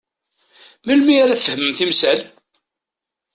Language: Kabyle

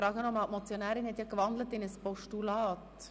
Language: Swiss German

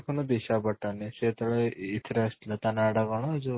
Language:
Odia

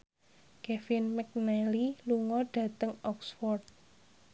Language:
Javanese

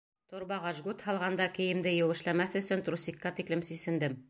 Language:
Bashkir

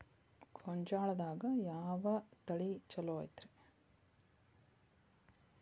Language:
Kannada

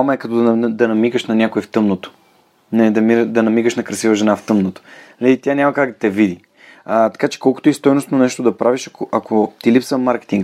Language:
Bulgarian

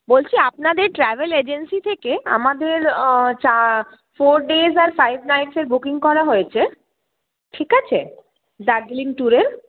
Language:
Bangla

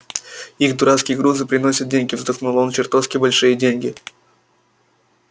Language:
Russian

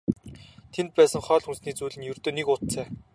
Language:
Mongolian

